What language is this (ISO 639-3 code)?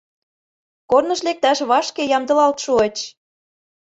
chm